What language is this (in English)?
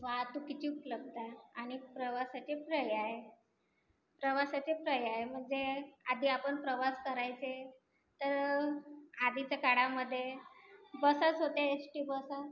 Marathi